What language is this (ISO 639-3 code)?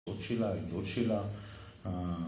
heb